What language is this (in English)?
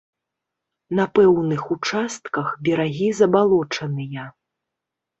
Belarusian